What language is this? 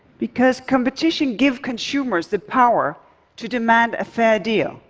English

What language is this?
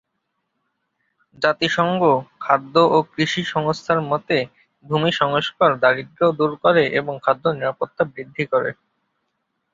Bangla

